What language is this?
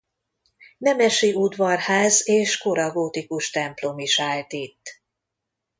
Hungarian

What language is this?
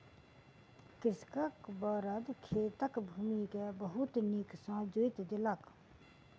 Maithili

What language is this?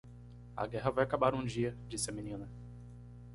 Portuguese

